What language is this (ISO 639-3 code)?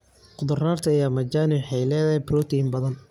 som